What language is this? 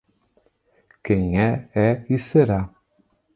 Portuguese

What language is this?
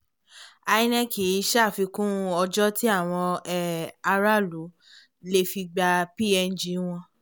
Yoruba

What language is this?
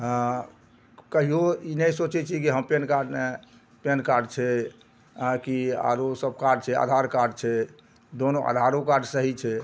Maithili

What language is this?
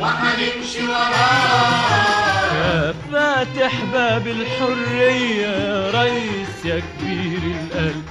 Arabic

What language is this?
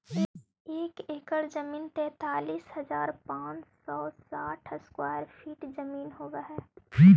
Magahi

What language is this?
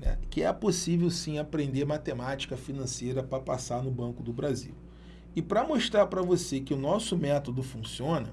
Portuguese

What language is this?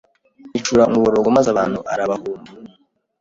Kinyarwanda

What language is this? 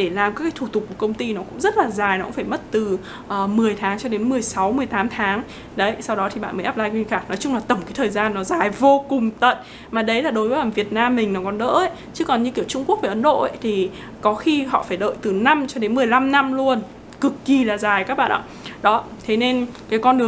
Vietnamese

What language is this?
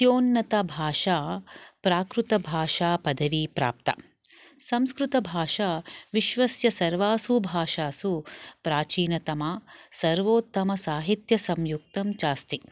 Sanskrit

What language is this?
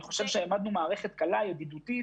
Hebrew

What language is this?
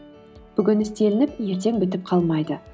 Kazakh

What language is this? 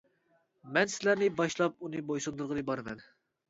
Uyghur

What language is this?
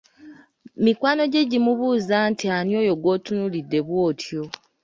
Ganda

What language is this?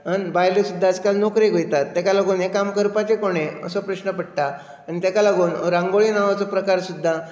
Konkani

